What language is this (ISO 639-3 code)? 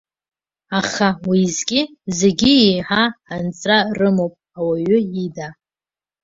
abk